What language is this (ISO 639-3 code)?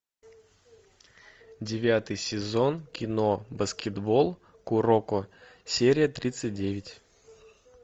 rus